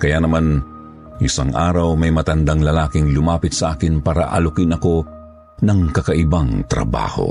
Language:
Filipino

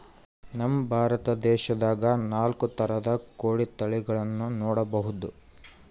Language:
Kannada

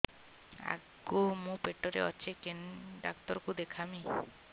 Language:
Odia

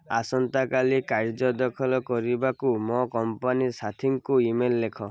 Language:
Odia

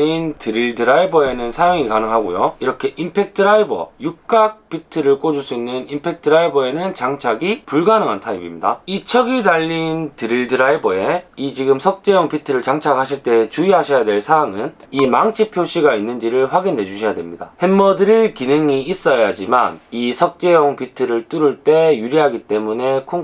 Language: Korean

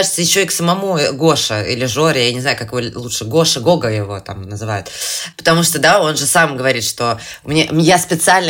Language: Russian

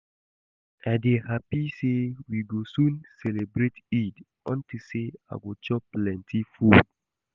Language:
Nigerian Pidgin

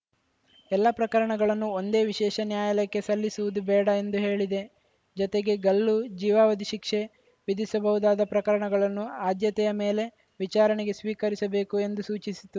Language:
Kannada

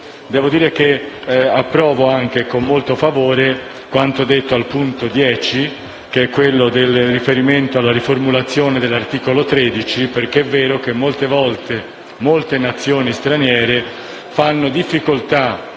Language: Italian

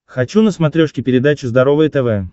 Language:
Russian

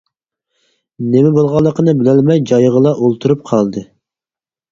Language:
Uyghur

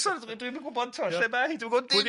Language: Welsh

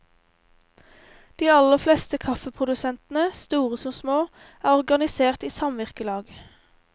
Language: Norwegian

